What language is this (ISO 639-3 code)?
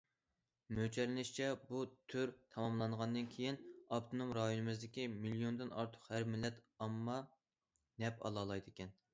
uig